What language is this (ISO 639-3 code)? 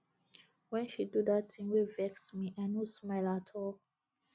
pcm